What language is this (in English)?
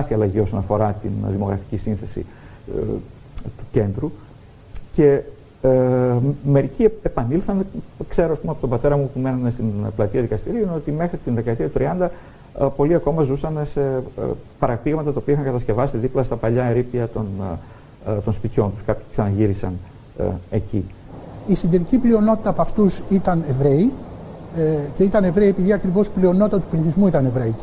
Greek